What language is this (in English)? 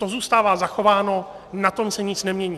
Czech